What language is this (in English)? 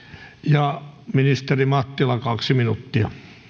Finnish